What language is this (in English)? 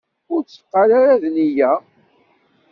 Kabyle